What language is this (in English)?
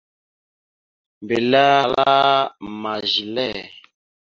Mada (Cameroon)